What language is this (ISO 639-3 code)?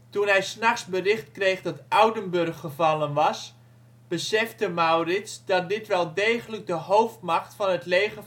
nld